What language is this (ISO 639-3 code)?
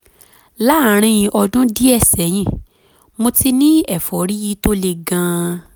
yor